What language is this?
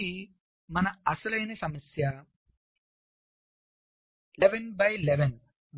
Telugu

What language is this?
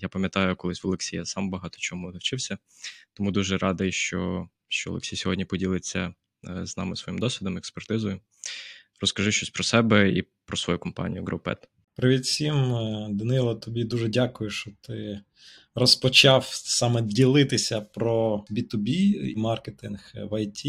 Ukrainian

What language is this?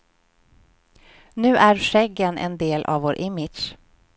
Swedish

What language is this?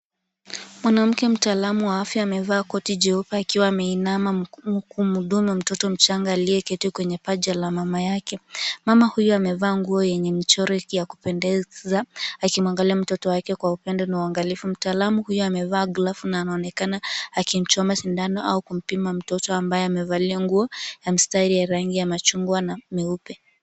Swahili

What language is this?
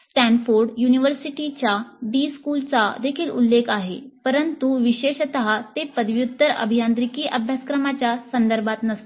Marathi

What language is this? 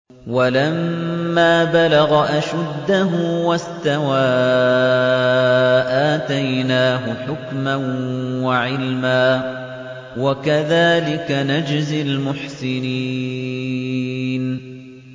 Arabic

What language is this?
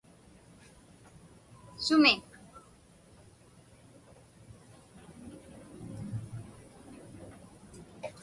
Inupiaq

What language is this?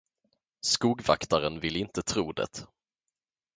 Swedish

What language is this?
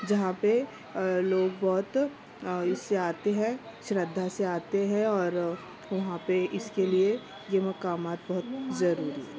Urdu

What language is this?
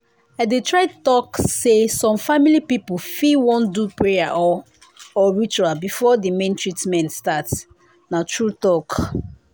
Nigerian Pidgin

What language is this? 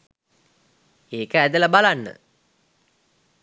Sinhala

